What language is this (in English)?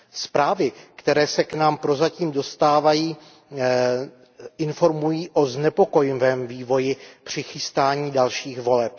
Czech